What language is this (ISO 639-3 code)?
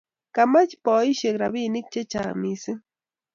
kln